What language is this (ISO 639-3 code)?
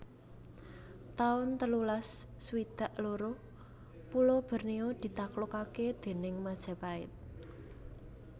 jav